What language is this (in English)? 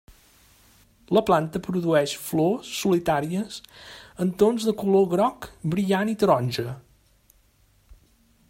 Catalan